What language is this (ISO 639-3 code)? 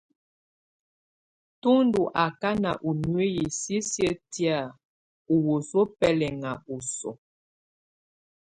tvu